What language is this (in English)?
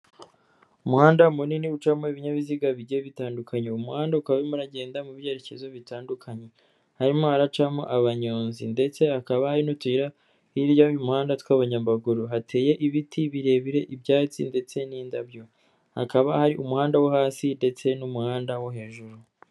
Kinyarwanda